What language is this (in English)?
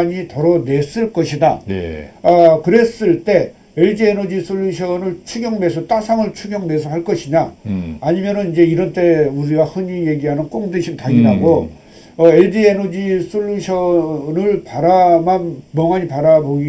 Korean